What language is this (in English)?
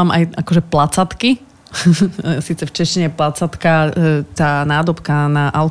Slovak